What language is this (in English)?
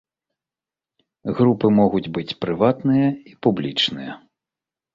Belarusian